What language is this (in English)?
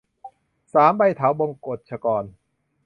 Thai